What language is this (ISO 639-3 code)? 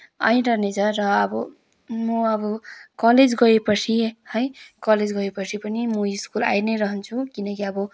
nep